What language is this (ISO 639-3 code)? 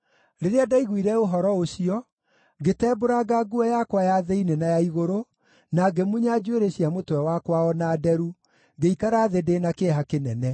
kik